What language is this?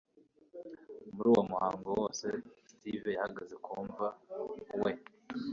Kinyarwanda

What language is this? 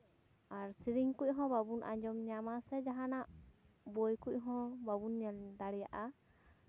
Santali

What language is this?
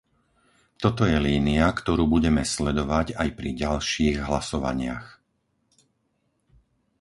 Slovak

